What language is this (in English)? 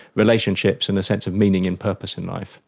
English